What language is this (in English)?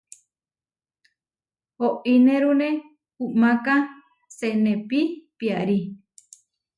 Huarijio